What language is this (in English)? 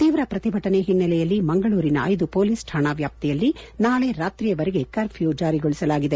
Kannada